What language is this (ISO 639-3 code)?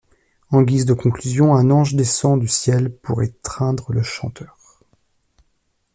fra